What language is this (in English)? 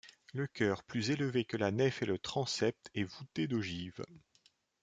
French